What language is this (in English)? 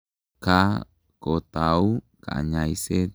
Kalenjin